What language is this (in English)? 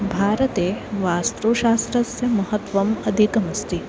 Sanskrit